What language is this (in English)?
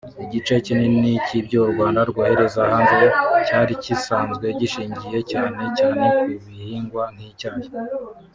Kinyarwanda